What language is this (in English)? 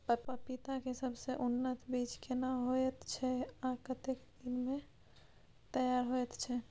Maithili